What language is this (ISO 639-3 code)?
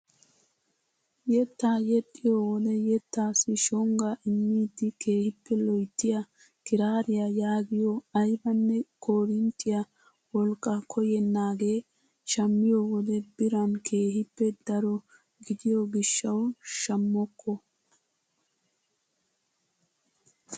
wal